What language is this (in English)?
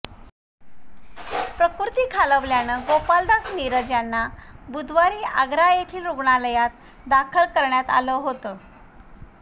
Marathi